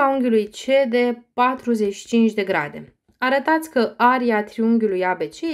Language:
Romanian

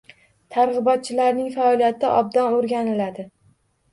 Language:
Uzbek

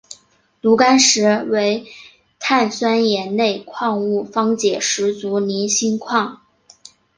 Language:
Chinese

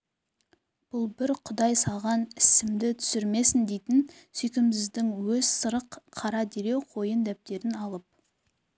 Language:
Kazakh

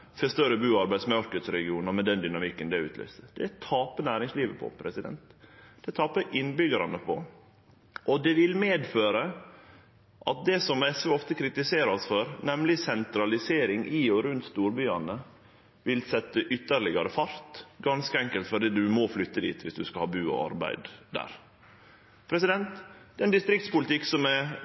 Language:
Norwegian Nynorsk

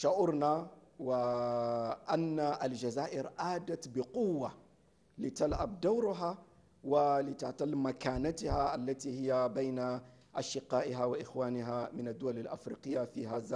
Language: Arabic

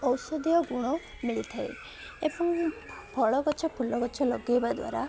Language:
Odia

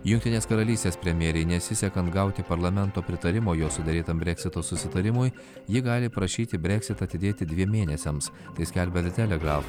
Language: Lithuanian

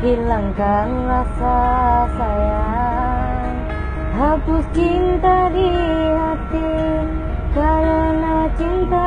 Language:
Indonesian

